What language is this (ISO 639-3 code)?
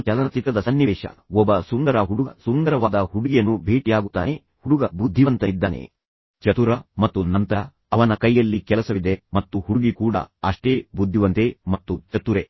kan